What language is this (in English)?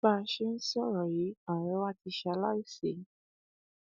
Yoruba